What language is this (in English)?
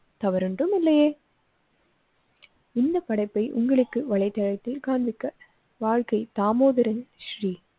Tamil